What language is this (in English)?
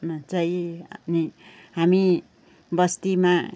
Nepali